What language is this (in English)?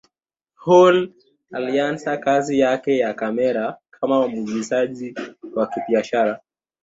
Swahili